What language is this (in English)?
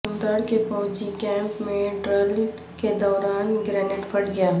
Urdu